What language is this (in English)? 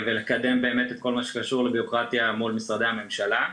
Hebrew